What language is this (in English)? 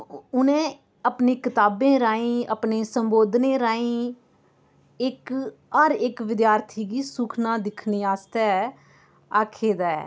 Dogri